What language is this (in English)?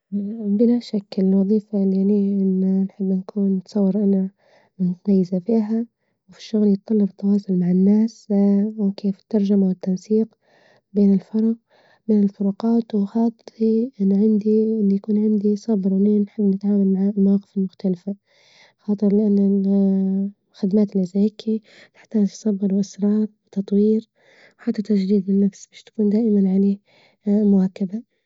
Libyan Arabic